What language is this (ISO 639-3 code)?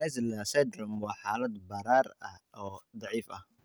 som